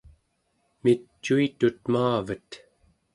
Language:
Central Yupik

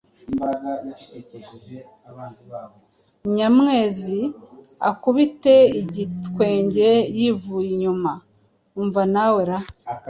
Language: Kinyarwanda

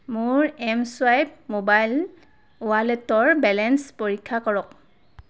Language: Assamese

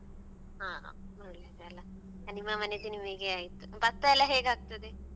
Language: Kannada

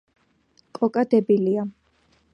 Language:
Georgian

